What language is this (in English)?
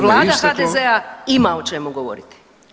Croatian